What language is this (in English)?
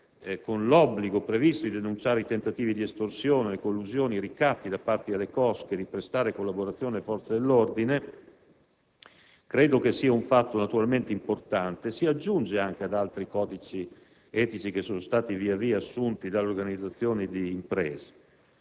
Italian